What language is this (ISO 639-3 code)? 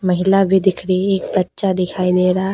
hin